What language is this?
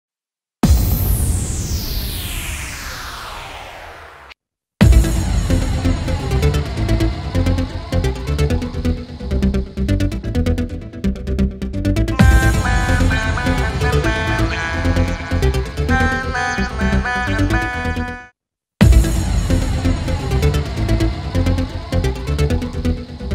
Czech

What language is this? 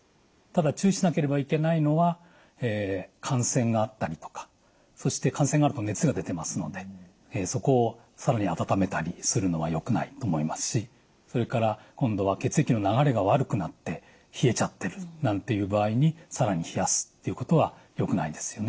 Japanese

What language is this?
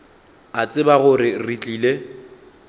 Northern Sotho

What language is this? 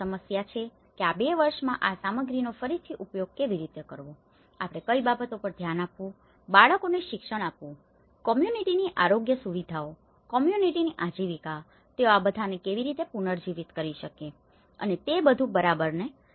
Gujarati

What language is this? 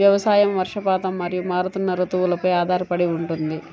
Telugu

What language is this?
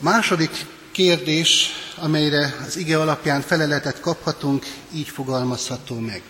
Hungarian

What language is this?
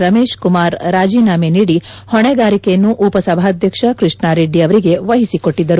Kannada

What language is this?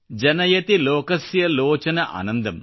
Kannada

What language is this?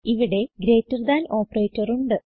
Malayalam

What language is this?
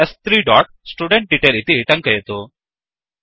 Sanskrit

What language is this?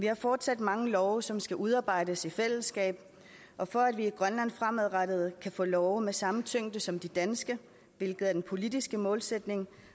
Danish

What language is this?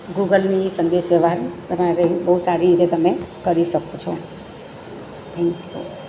Gujarati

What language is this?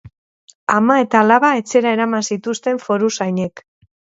Basque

